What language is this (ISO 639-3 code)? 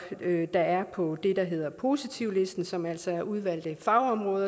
dan